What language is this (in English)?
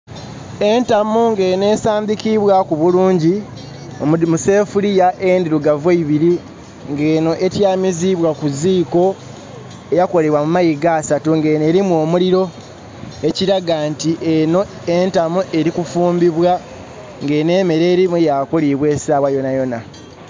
Soga